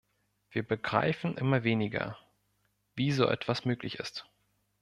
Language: German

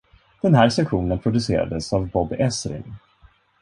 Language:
Swedish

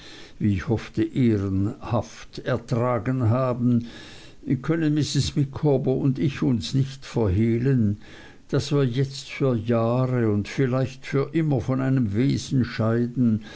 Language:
German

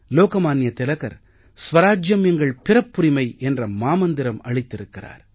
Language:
Tamil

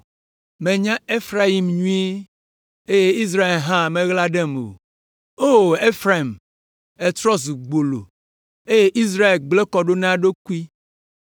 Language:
Ewe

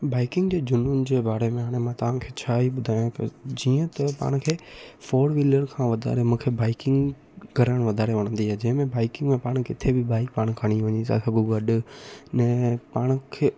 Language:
Sindhi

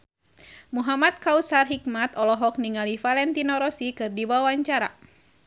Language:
Sundanese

